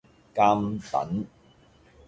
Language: Cantonese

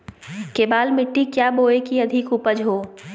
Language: Magahi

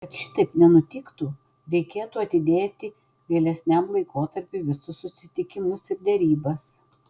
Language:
Lithuanian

